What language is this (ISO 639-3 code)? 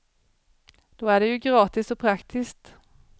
swe